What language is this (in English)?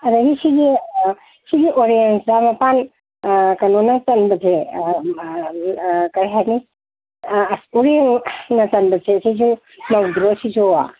Manipuri